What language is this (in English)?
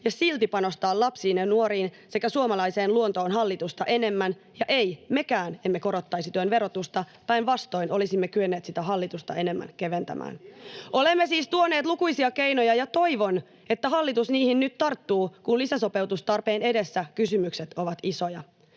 Finnish